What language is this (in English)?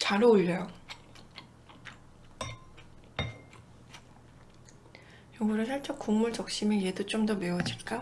Korean